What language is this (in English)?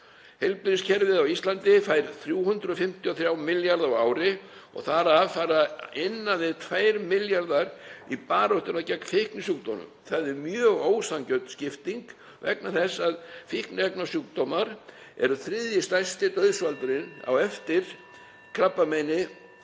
Icelandic